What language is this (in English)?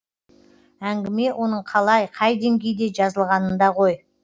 Kazakh